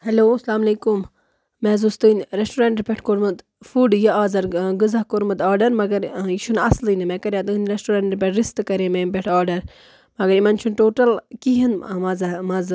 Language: Kashmiri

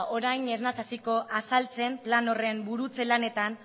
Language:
Basque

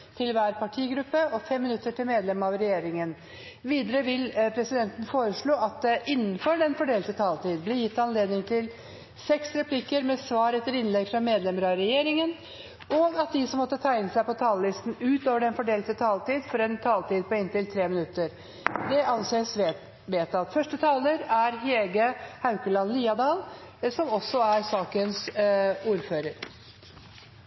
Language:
Norwegian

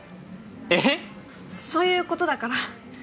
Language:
Japanese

